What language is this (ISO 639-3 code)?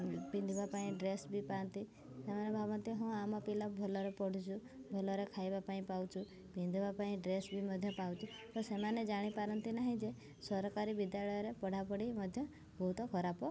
ori